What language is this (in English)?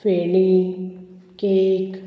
Konkani